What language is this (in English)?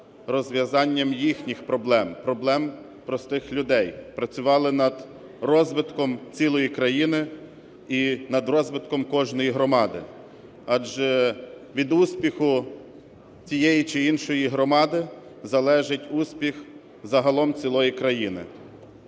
Ukrainian